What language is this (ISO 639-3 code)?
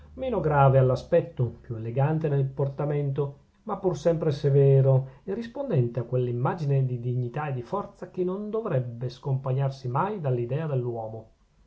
ita